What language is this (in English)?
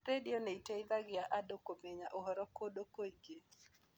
Kikuyu